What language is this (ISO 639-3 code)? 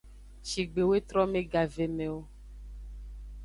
ajg